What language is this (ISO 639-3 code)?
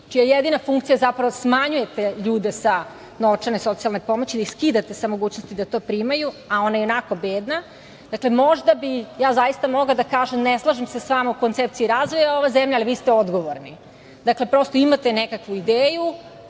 srp